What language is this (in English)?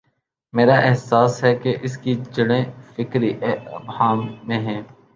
Urdu